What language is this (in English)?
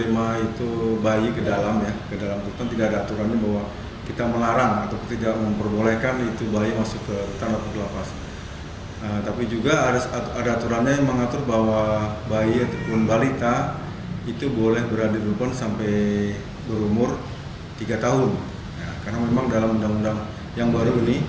Indonesian